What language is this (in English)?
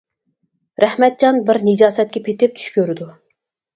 Uyghur